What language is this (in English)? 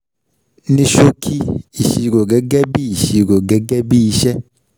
Yoruba